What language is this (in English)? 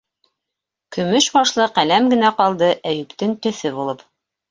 Bashkir